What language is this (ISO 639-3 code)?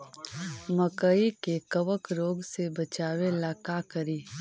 mag